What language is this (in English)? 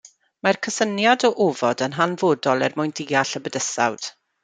Welsh